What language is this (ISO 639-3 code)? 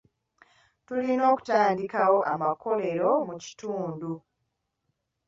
lug